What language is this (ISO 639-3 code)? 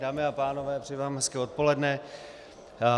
ces